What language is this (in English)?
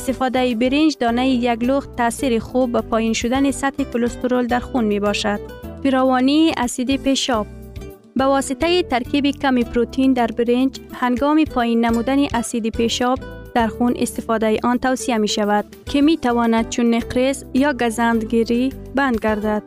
Persian